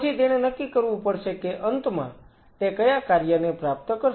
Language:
Gujarati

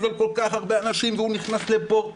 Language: Hebrew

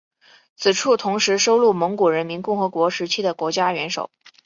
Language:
Chinese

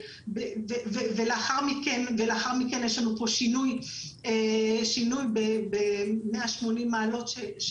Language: Hebrew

